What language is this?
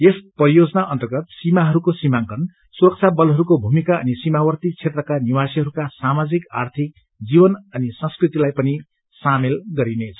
Nepali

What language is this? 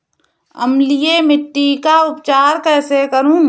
Hindi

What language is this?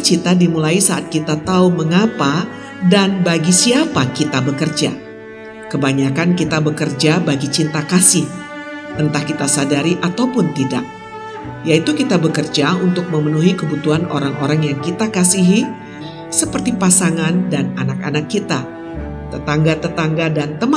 Indonesian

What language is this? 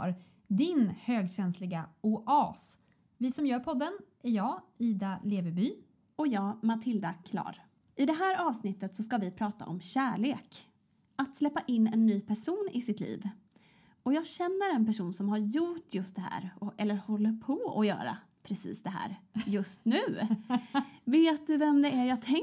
Swedish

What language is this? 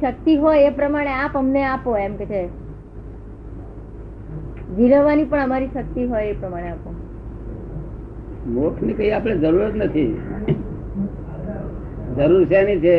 Gujarati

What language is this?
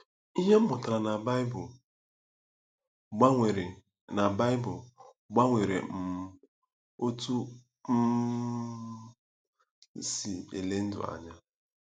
Igbo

